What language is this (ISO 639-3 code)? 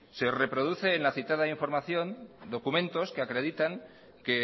spa